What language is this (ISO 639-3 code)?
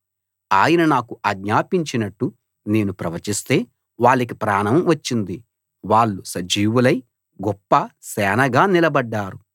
tel